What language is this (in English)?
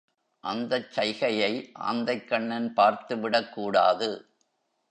Tamil